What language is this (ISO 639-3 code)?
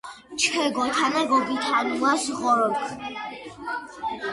xmf